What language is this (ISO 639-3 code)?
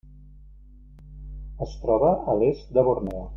cat